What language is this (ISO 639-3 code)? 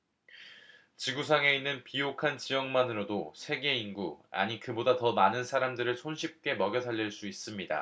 kor